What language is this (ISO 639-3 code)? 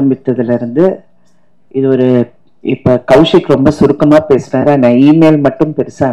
tam